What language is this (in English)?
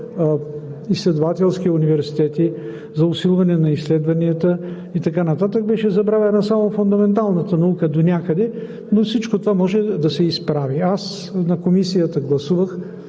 Bulgarian